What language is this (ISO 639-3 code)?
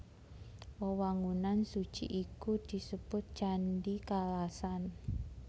jav